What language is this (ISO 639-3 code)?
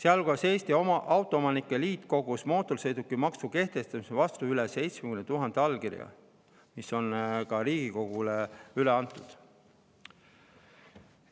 est